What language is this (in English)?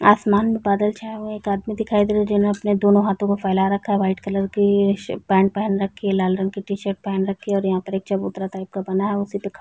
Hindi